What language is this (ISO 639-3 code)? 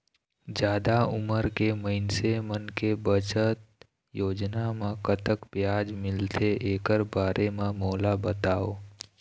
hne